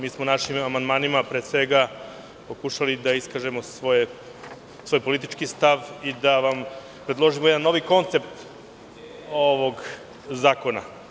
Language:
Serbian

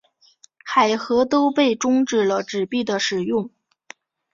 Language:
Chinese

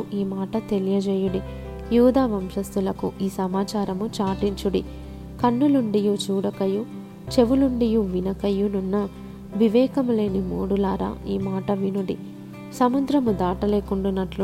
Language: Telugu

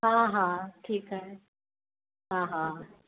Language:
Sindhi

